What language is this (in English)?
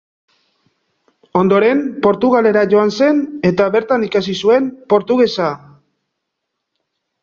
Basque